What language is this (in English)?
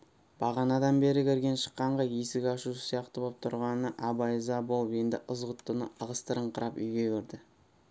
Kazakh